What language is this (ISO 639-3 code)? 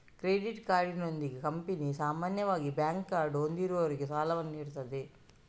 kan